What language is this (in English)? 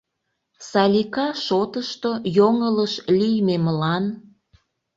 Mari